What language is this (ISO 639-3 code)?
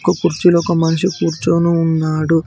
tel